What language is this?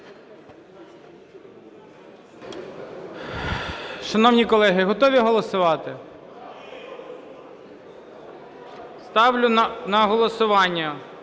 Ukrainian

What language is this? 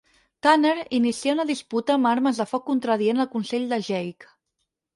Catalan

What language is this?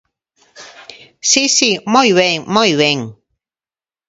Galician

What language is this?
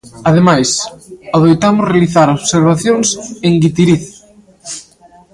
Galician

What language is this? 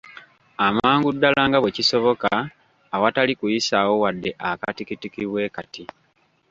Ganda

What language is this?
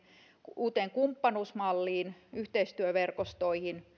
Finnish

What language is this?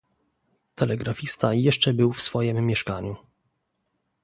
Polish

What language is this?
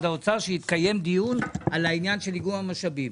Hebrew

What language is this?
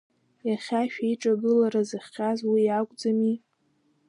Abkhazian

